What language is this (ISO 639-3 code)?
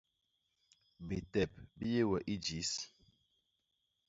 bas